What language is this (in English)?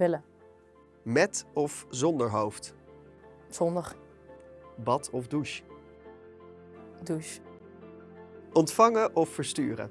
Dutch